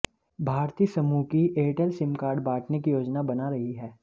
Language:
Hindi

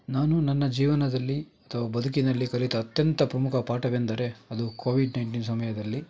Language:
Kannada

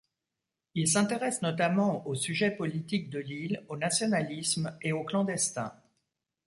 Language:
French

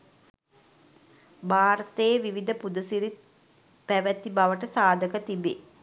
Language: Sinhala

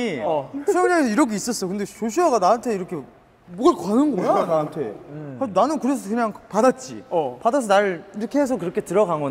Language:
Korean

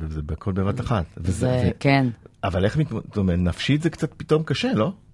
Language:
Hebrew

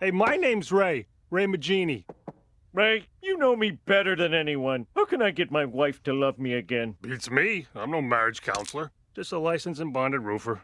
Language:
English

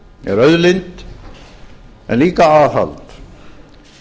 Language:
Icelandic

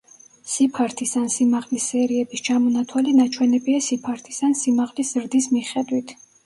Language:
Georgian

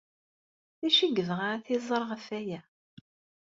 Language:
Kabyle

